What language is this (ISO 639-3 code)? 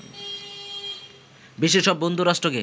ben